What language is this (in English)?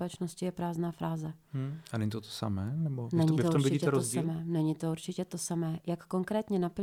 Czech